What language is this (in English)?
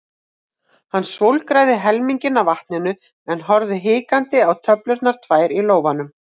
Icelandic